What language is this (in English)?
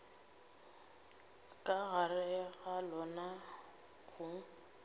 Northern Sotho